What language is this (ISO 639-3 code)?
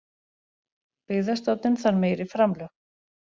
isl